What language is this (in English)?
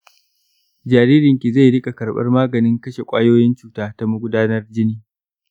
Hausa